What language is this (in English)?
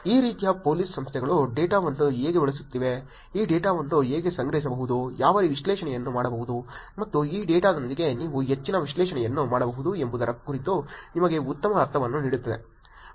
Kannada